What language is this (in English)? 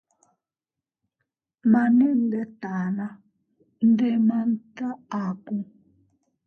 Teutila Cuicatec